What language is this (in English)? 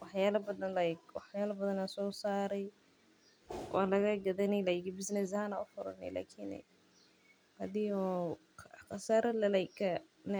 Somali